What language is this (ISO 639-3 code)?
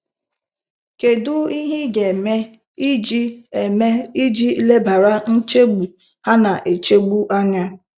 ibo